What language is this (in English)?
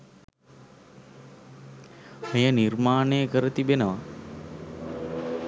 Sinhala